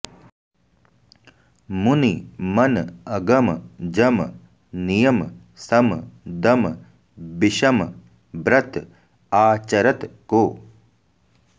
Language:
Sanskrit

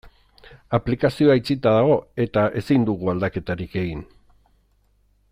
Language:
Basque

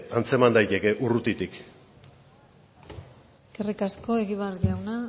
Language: Basque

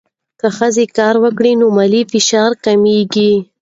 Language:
Pashto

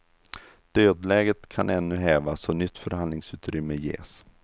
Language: Swedish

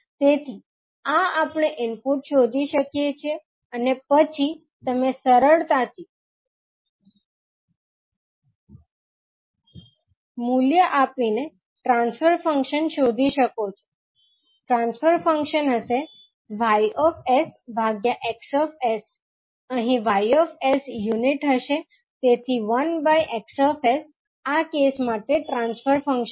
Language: Gujarati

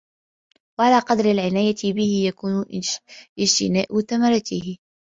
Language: Arabic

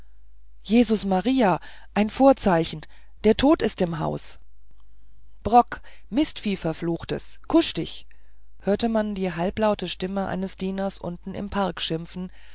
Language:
German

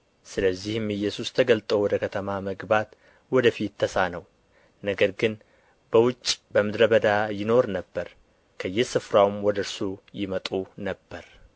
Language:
Amharic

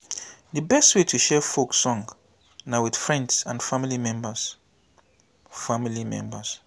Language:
Nigerian Pidgin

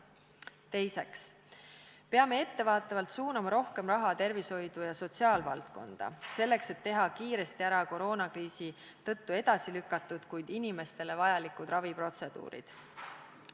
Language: Estonian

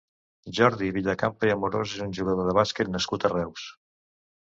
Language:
Catalan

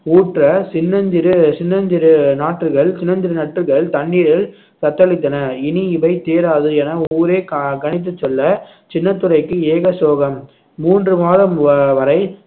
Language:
Tamil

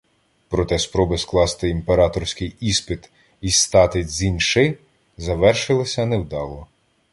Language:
Ukrainian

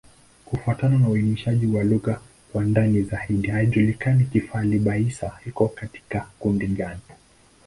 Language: Swahili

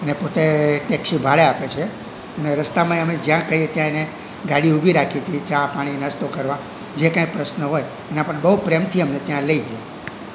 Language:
Gujarati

